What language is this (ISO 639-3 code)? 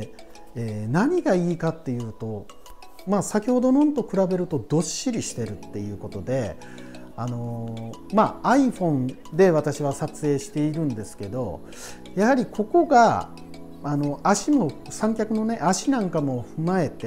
jpn